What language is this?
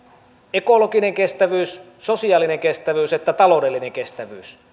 Finnish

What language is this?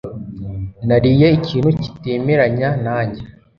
Kinyarwanda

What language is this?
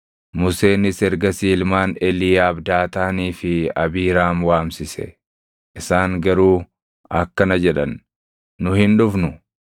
Oromo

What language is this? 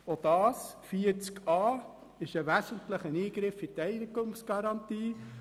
Swiss German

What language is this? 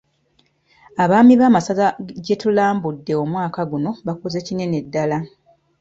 Ganda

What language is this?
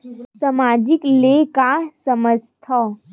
Chhattisgarhi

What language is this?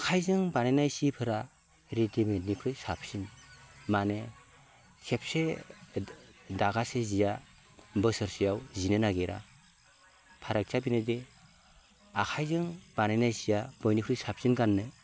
Bodo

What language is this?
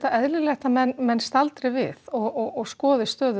Icelandic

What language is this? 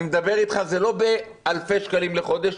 Hebrew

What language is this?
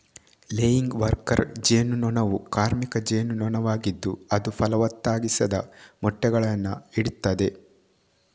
Kannada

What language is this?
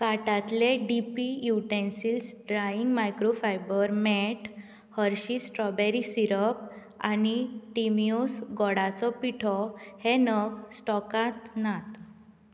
Konkani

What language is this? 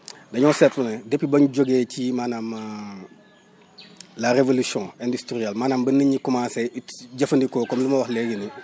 Wolof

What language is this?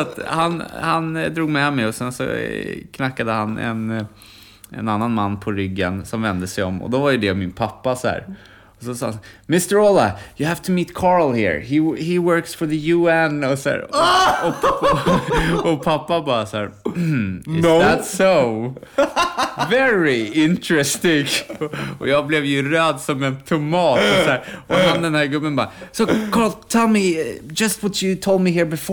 Swedish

